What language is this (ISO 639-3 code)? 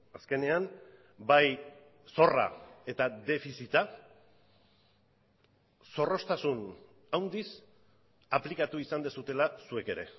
eus